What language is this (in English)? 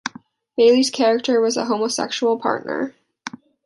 English